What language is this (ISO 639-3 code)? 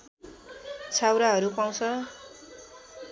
nep